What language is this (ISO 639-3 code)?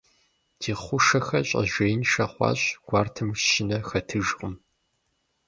kbd